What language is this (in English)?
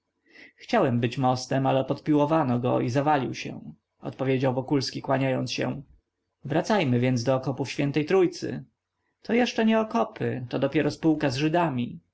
Polish